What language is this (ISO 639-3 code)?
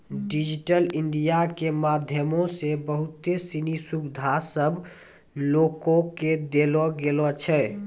mai